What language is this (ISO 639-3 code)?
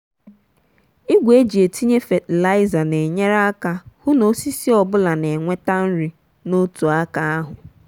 ibo